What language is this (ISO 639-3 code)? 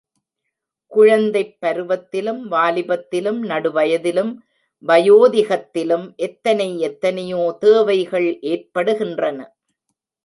tam